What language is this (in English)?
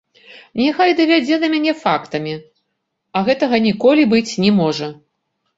Belarusian